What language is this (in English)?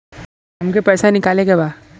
Bhojpuri